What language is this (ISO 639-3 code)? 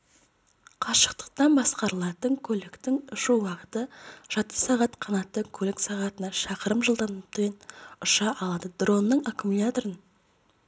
kaz